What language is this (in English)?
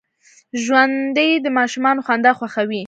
Pashto